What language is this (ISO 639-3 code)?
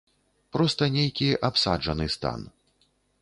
bel